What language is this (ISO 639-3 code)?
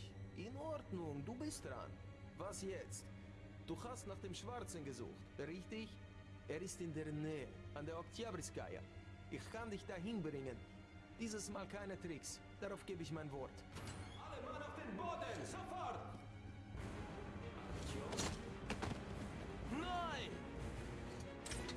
deu